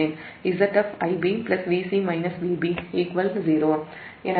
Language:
Tamil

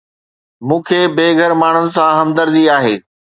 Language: Sindhi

